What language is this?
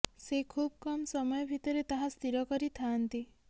Odia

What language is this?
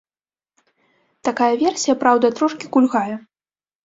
Belarusian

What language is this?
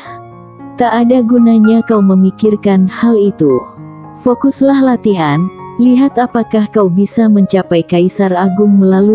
Indonesian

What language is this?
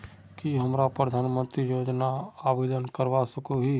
Magahi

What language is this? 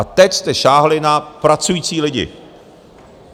Czech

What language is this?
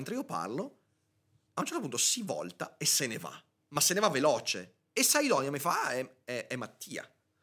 Italian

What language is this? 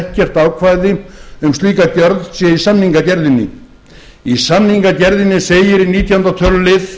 Icelandic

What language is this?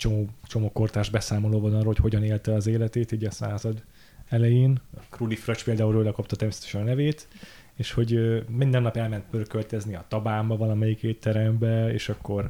Hungarian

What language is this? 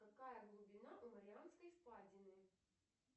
Russian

